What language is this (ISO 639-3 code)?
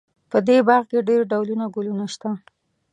pus